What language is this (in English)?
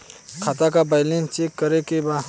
Bhojpuri